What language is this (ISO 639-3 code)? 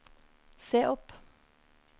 nor